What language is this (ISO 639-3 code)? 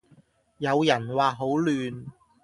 yue